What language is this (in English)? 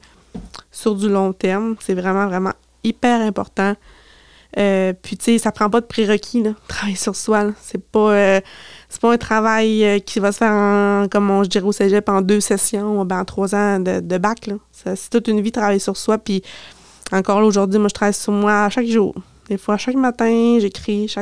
French